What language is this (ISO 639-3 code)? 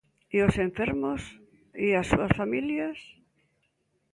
glg